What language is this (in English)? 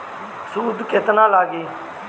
Bhojpuri